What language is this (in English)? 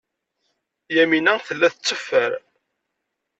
Kabyle